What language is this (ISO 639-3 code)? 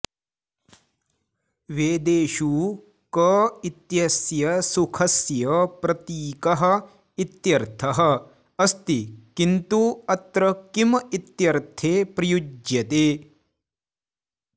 san